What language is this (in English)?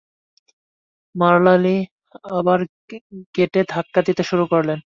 Bangla